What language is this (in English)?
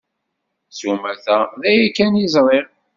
Kabyle